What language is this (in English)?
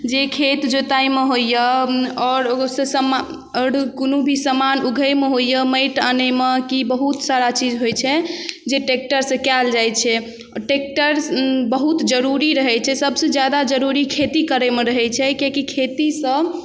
Maithili